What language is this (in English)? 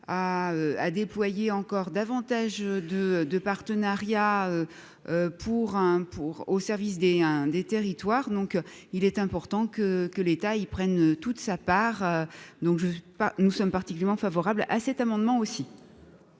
French